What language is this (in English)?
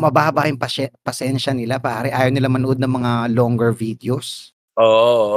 Filipino